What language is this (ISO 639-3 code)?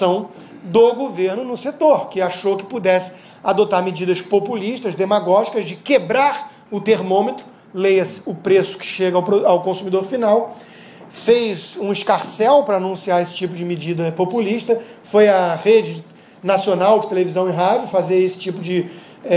por